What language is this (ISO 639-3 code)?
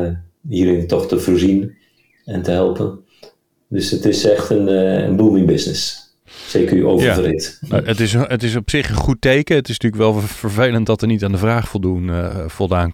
nld